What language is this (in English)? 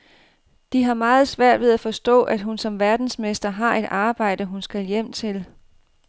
Danish